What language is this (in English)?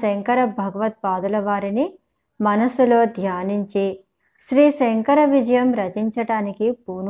Telugu